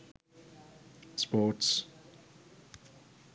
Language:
Sinhala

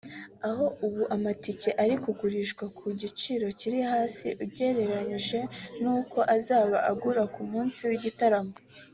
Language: Kinyarwanda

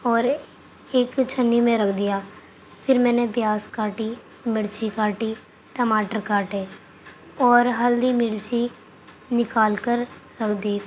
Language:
Urdu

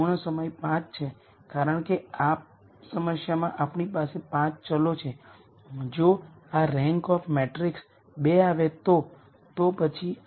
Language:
Gujarati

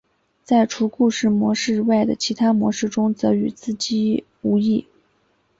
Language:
Chinese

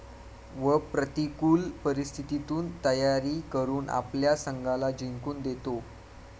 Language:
Marathi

